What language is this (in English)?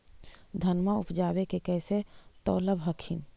Magahi